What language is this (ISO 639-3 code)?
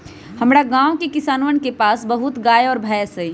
mag